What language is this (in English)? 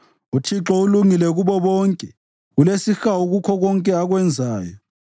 North Ndebele